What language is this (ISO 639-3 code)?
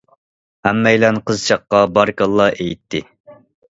uig